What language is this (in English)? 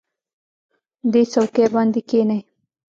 Pashto